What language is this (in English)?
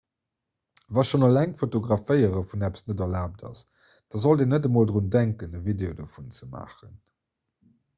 Luxembourgish